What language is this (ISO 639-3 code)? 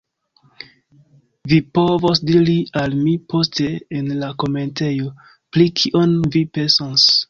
epo